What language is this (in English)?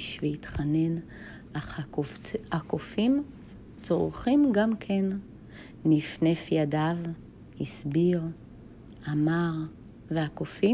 Hebrew